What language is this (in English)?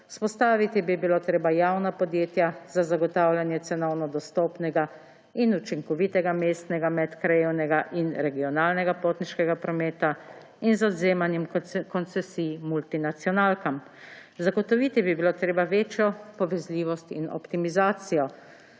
Slovenian